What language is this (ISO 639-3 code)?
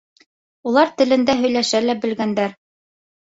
bak